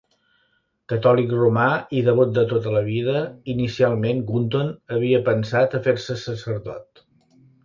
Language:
Catalan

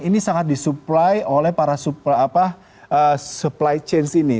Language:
Indonesian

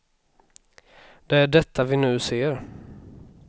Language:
Swedish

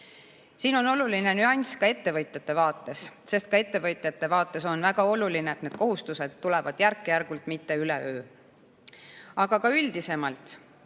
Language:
Estonian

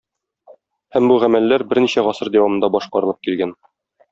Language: Tatar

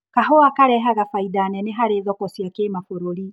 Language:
Kikuyu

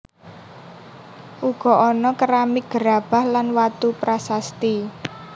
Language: Javanese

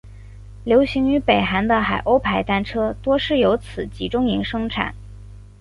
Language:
Chinese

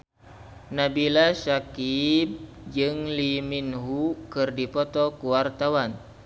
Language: Sundanese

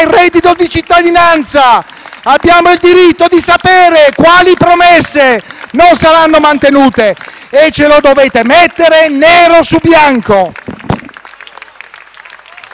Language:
Italian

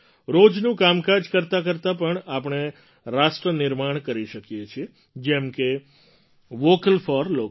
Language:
Gujarati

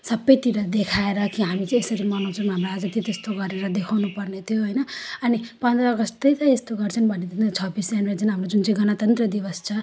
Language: Nepali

